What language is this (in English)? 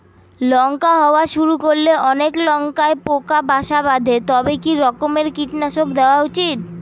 Bangla